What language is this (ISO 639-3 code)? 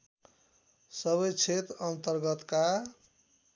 nep